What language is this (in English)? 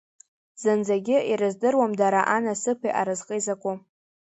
Abkhazian